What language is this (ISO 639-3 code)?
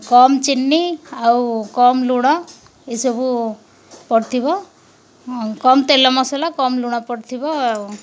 ori